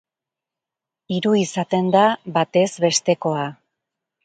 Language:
Basque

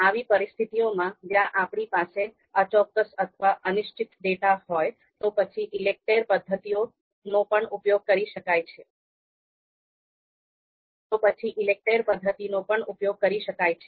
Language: Gujarati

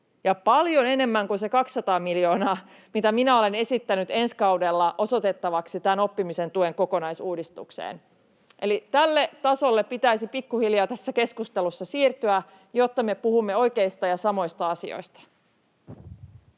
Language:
Finnish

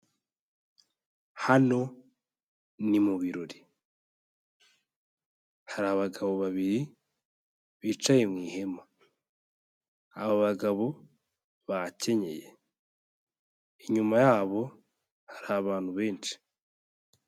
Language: Kinyarwanda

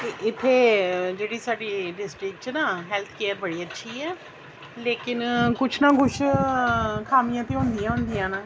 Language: Dogri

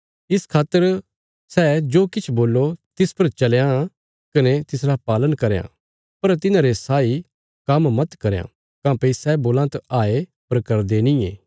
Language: Bilaspuri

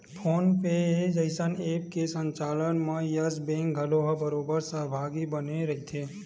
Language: Chhattisgarhi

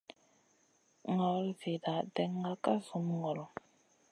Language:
Masana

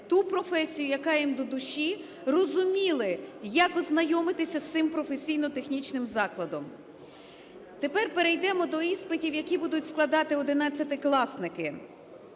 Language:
Ukrainian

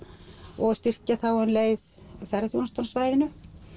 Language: Icelandic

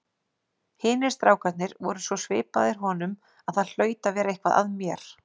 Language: Icelandic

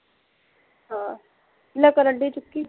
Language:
Punjabi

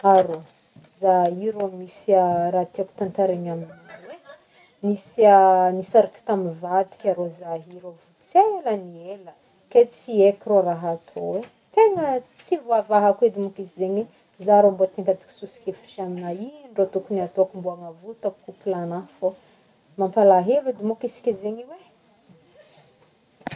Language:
Northern Betsimisaraka Malagasy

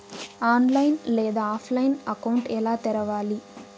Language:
Telugu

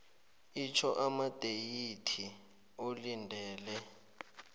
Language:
South Ndebele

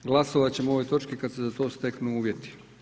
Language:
Croatian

